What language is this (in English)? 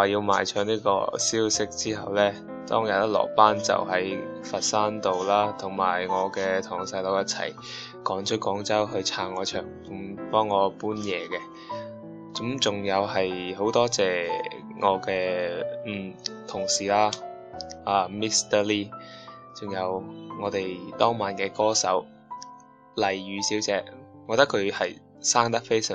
Chinese